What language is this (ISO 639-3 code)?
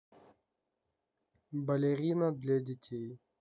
rus